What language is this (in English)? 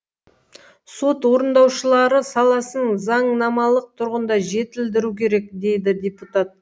Kazakh